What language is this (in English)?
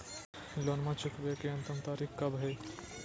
Magahi